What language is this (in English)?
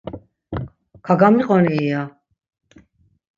Laz